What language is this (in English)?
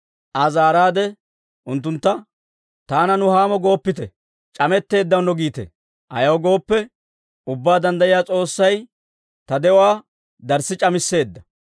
Dawro